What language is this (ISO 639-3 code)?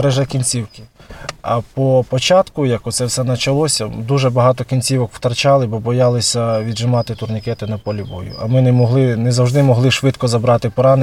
ukr